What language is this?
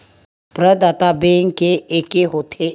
Chhattisgarhi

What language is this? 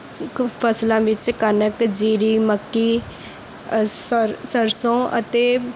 Punjabi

